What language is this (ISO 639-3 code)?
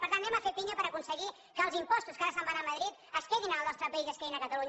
cat